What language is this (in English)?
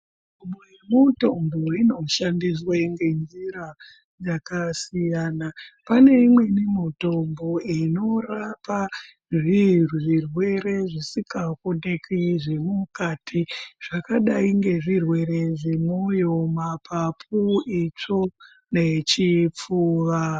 Ndau